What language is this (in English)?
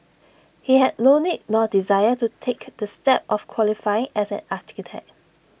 English